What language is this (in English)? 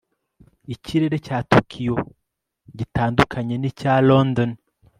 Kinyarwanda